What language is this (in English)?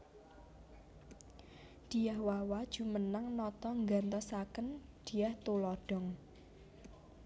Javanese